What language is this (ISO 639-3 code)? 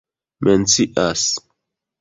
epo